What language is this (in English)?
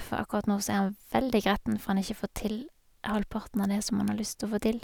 Norwegian